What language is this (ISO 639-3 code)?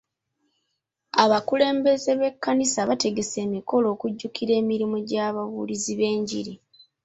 lug